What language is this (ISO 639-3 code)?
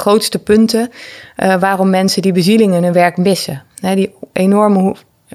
nld